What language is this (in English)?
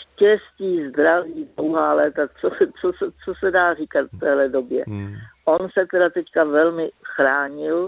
Czech